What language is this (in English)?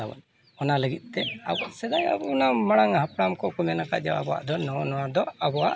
Santali